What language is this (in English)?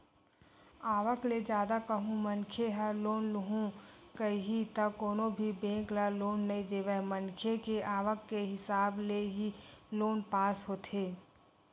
Chhattisgarhi